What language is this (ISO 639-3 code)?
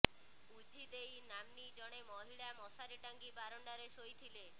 ori